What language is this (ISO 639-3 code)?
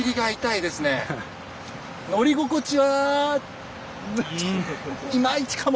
jpn